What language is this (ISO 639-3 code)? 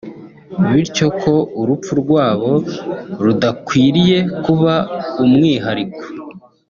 kin